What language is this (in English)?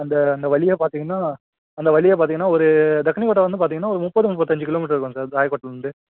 Tamil